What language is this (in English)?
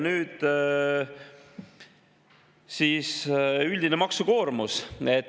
Estonian